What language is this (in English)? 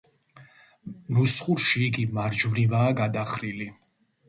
Georgian